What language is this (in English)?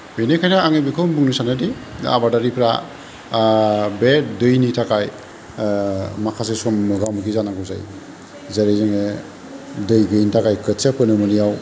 Bodo